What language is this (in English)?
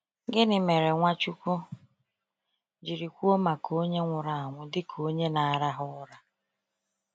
Igbo